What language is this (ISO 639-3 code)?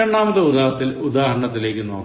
mal